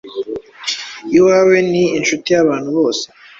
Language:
Kinyarwanda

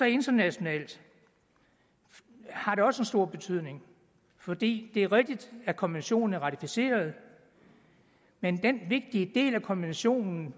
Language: Danish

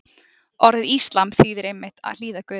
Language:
Icelandic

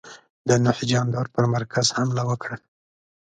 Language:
Pashto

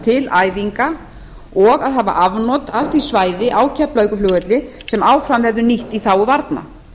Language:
Icelandic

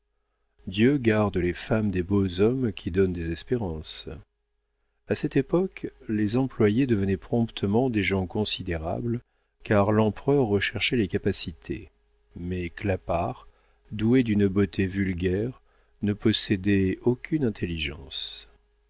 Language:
French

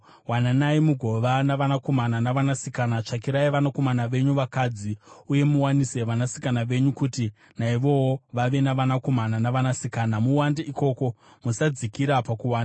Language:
Shona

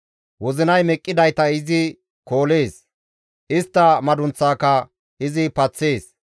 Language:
Gamo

